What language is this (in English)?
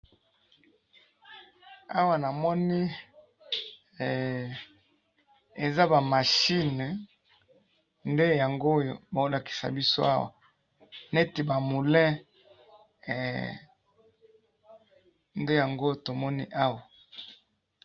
Lingala